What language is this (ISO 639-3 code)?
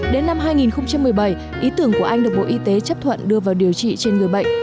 vie